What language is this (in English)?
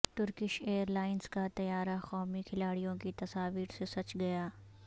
Urdu